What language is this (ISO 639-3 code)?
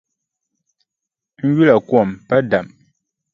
dag